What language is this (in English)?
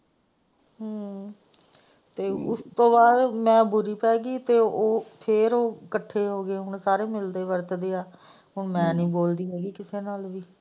Punjabi